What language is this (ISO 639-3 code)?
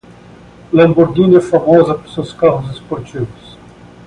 por